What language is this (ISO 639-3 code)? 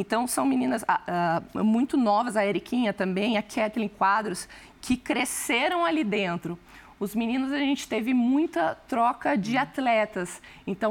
por